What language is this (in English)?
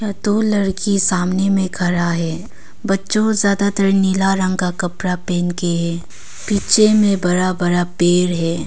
Hindi